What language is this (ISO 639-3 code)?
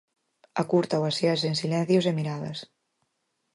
glg